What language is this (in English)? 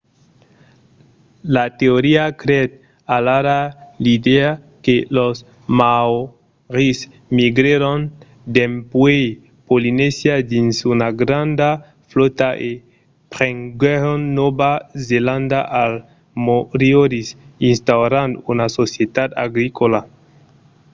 Occitan